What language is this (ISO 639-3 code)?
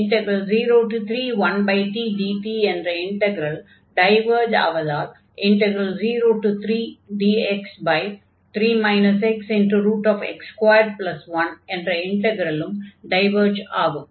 tam